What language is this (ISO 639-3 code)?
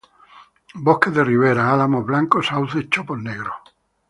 spa